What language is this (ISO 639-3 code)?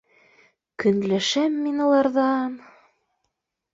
bak